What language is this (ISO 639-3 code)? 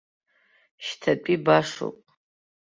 abk